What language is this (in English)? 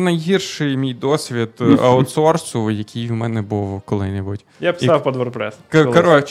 Ukrainian